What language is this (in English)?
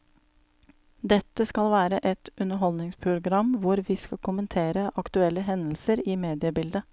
Norwegian